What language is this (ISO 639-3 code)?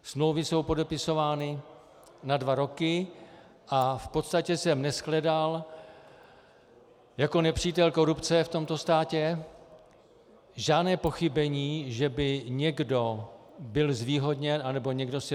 ces